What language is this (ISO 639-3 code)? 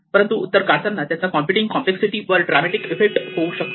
mar